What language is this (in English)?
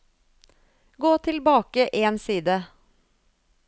Norwegian